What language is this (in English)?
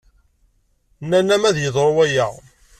Kabyle